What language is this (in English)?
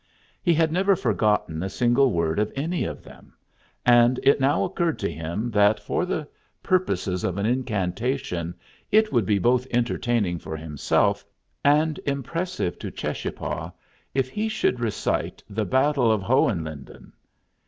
English